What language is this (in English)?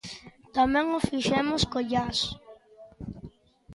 Galician